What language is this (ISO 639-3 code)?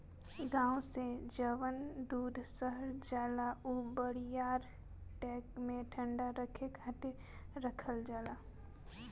bho